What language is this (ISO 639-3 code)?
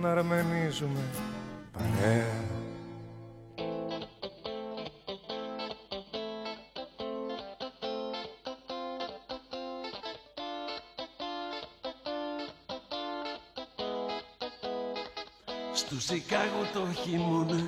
ell